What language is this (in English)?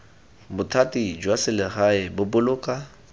Tswana